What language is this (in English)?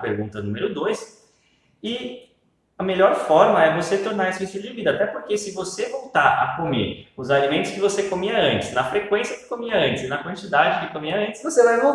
Portuguese